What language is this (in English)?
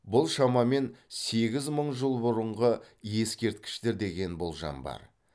Kazakh